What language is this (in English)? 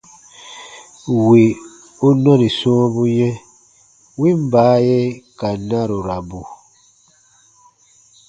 Baatonum